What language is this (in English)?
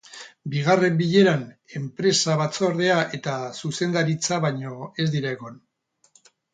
Basque